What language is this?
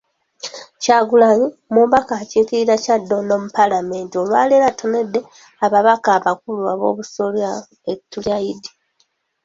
Ganda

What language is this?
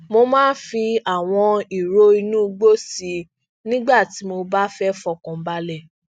Yoruba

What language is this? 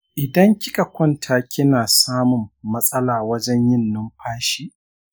Hausa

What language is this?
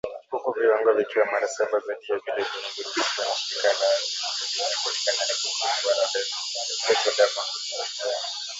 Swahili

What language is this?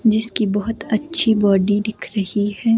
Hindi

